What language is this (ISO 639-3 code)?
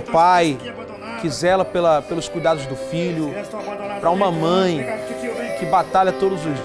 por